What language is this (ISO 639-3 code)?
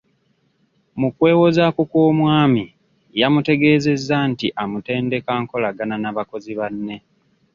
lug